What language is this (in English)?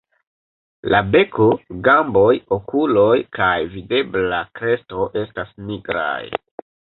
Esperanto